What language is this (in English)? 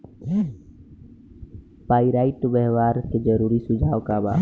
Bhojpuri